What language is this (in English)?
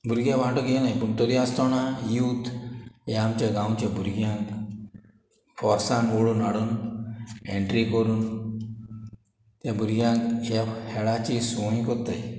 Konkani